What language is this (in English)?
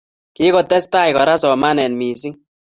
Kalenjin